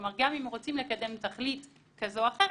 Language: Hebrew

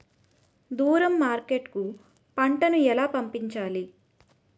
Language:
Telugu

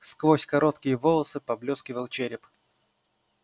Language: Russian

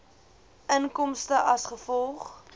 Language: Afrikaans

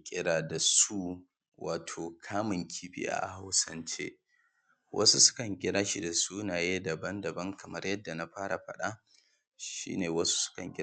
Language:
Hausa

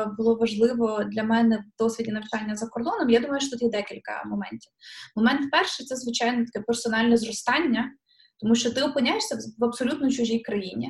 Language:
Ukrainian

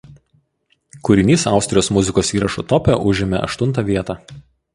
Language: Lithuanian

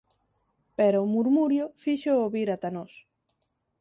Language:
Galician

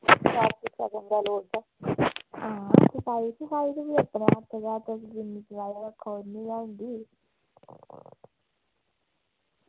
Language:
Dogri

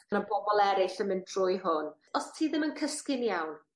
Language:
Welsh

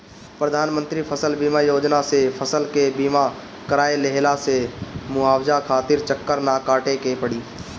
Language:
Bhojpuri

